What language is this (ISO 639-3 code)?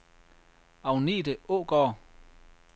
dan